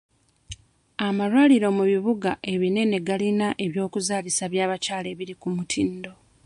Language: Ganda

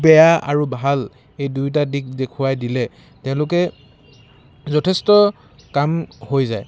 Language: Assamese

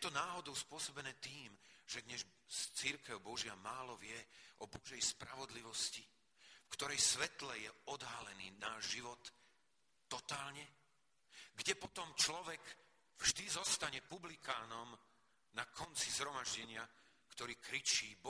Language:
Slovak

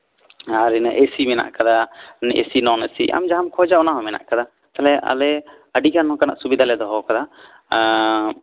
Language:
Santali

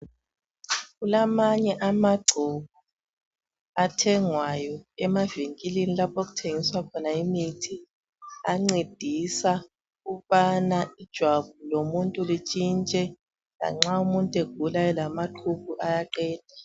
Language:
North Ndebele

